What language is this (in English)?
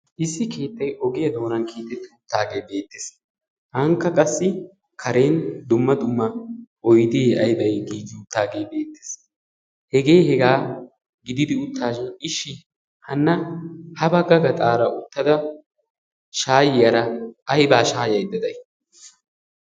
Wolaytta